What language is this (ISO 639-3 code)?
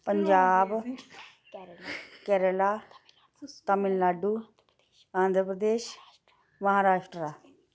doi